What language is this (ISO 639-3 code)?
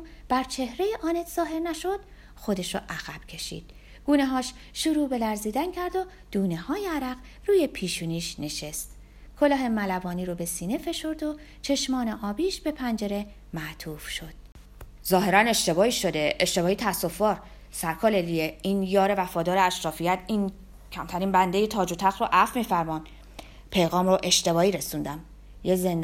fas